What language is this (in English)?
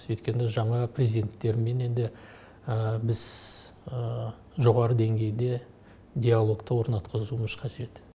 Kazakh